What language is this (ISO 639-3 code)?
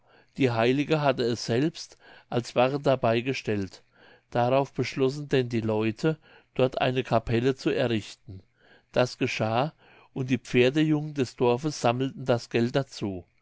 deu